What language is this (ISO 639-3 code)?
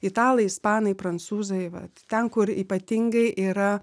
lit